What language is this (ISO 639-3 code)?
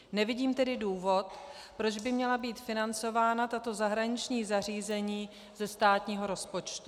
ces